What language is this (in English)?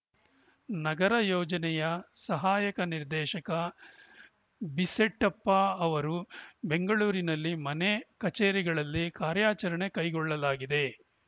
Kannada